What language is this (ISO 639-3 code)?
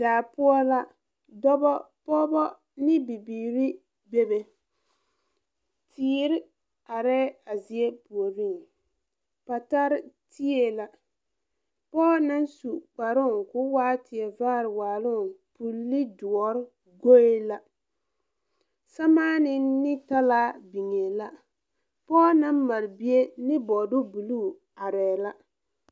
dga